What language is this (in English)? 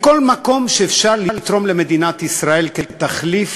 Hebrew